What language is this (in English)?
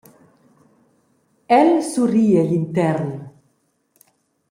Romansh